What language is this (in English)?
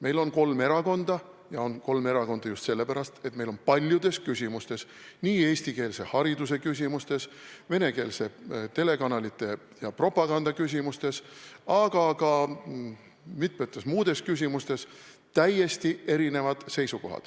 Estonian